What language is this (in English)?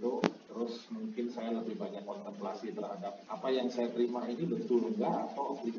Indonesian